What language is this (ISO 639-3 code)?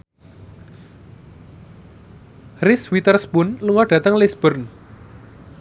jav